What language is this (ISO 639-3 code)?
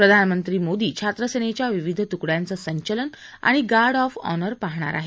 mar